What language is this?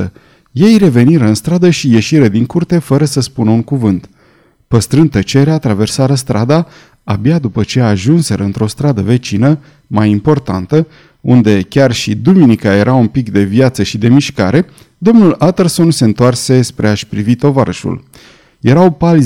Romanian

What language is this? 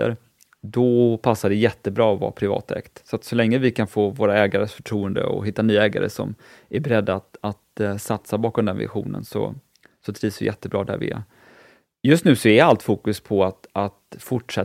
Swedish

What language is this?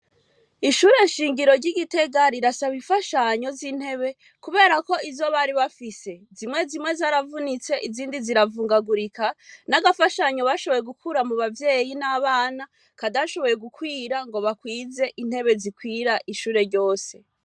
Rundi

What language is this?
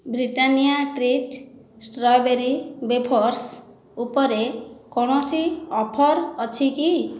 Odia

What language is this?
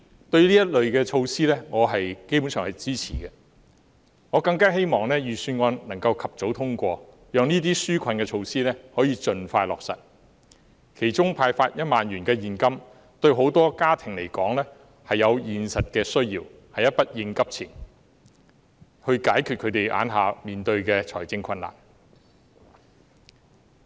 Cantonese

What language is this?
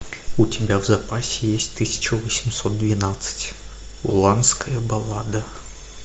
Russian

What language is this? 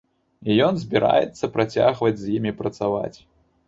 Belarusian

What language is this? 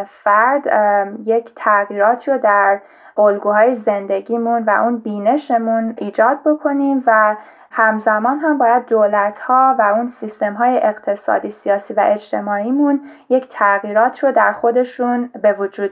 Persian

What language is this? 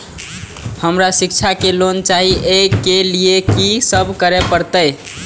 Maithili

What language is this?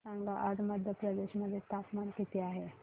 Marathi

